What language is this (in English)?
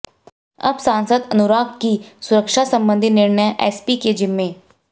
Hindi